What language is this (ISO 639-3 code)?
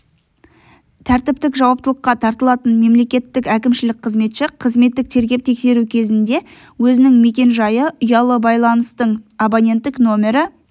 kaz